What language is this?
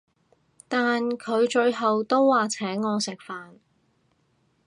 Cantonese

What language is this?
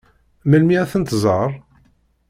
Kabyle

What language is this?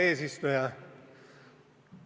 Estonian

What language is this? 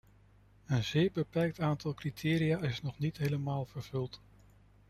Dutch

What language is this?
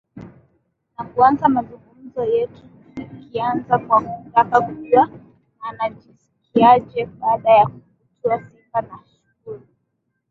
Swahili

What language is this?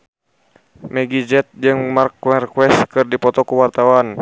Sundanese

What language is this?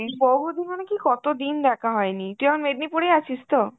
Bangla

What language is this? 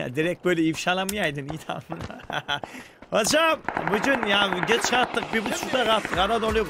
Turkish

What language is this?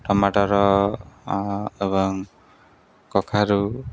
Odia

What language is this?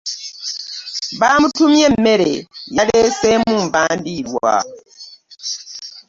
Ganda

